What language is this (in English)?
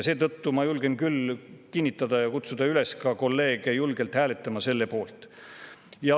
Estonian